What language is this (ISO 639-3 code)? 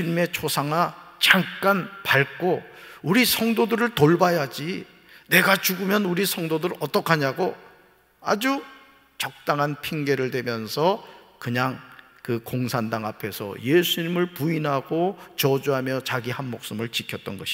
kor